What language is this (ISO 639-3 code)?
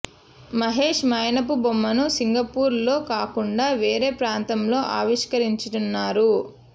tel